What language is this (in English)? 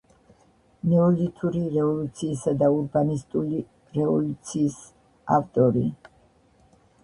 Georgian